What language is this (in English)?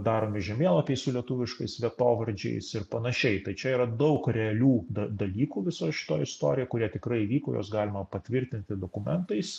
Lithuanian